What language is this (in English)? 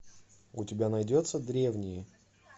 Russian